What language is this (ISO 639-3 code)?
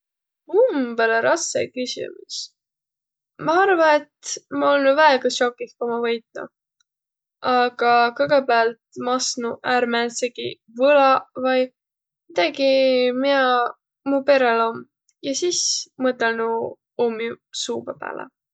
vro